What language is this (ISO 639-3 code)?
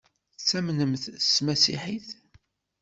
kab